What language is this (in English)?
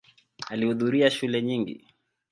Swahili